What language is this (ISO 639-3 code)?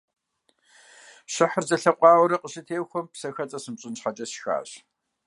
kbd